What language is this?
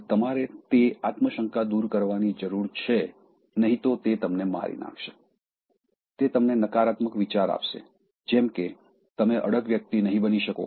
Gujarati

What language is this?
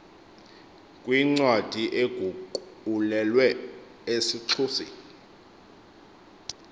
Xhosa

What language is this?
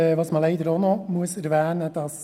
Swiss German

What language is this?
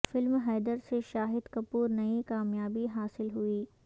Urdu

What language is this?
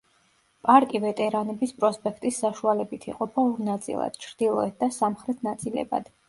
Georgian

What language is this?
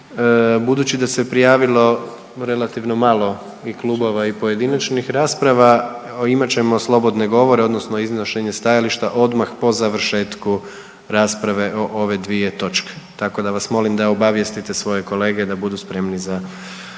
Croatian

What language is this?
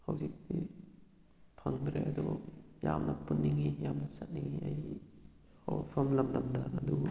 Manipuri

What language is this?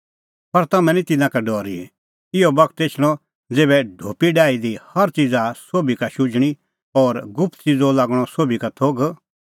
Kullu Pahari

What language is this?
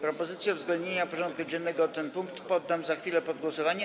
Polish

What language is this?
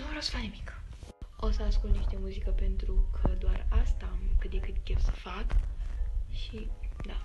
Romanian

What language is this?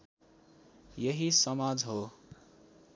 Nepali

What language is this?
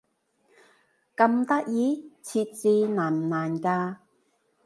Cantonese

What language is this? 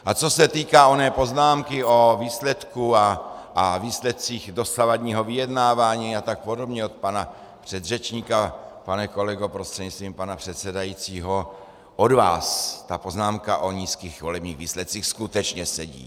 Czech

